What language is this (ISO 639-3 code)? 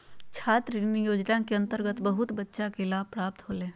mag